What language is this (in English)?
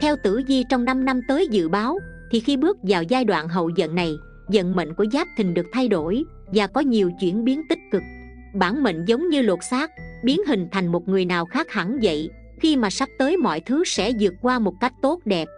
Vietnamese